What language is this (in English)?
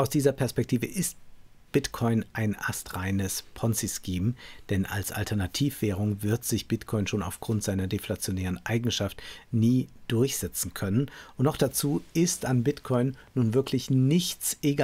German